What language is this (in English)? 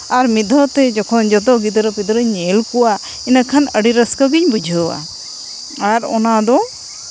Santali